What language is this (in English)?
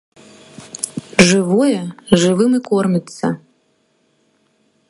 Belarusian